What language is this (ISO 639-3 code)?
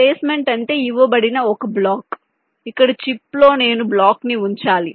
tel